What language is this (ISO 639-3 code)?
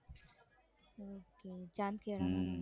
guj